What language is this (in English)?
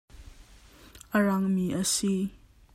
Hakha Chin